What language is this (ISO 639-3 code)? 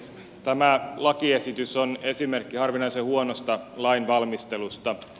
fin